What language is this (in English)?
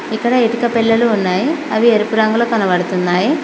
Telugu